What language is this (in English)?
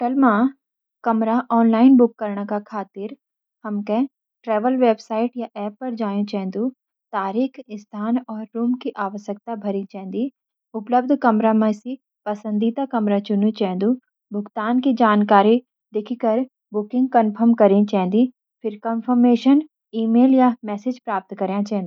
Garhwali